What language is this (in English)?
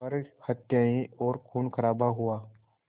Hindi